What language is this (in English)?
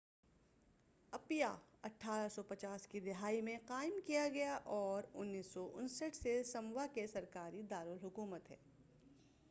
Urdu